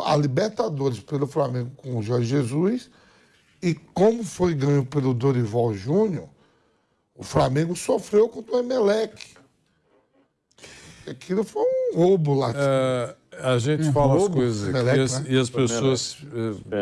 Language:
Portuguese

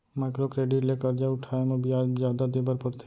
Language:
Chhattisgarhi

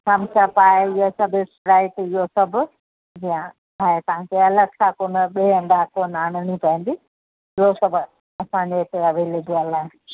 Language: Sindhi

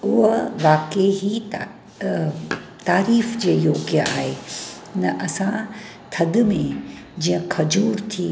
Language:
Sindhi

